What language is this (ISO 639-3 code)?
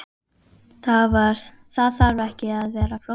isl